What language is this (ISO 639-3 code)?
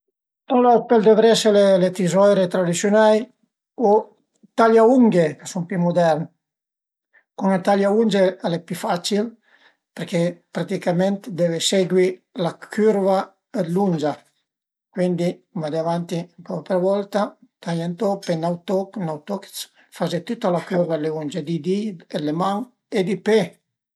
pms